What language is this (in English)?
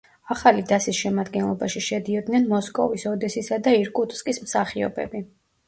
Georgian